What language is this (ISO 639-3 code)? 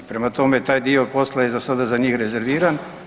hrv